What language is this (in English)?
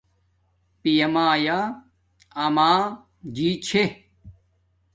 Domaaki